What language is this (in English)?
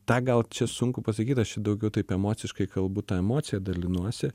Lithuanian